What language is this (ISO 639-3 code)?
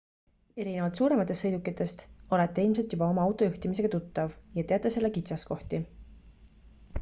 est